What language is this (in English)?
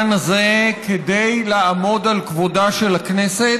Hebrew